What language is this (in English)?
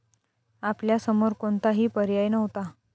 Marathi